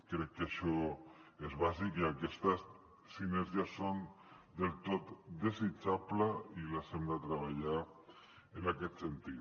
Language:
Catalan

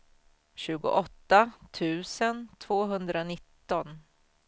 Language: Swedish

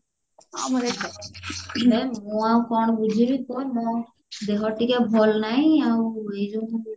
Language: Odia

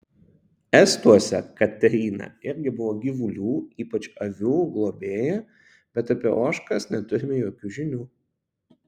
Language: Lithuanian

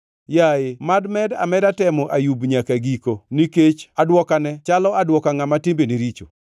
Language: Luo (Kenya and Tanzania)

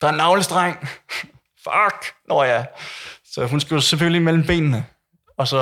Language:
Danish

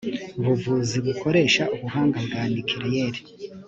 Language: Kinyarwanda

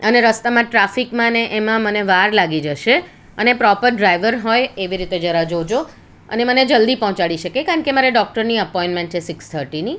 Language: Gujarati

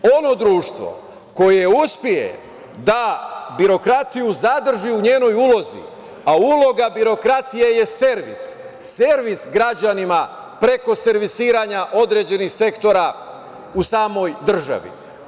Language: Serbian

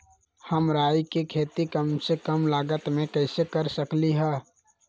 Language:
Magahi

